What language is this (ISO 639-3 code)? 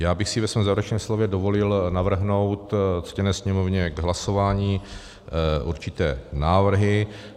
ces